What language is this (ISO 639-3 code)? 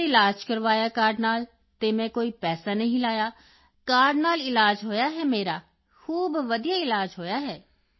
pan